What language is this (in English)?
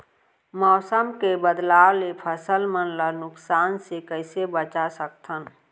Chhattisgarhi